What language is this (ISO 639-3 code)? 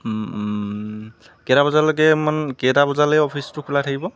asm